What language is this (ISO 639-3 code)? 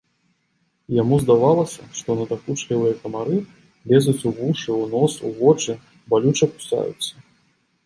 bel